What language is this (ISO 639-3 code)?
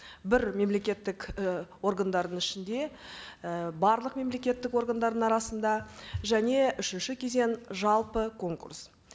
kaz